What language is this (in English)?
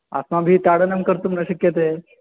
Sanskrit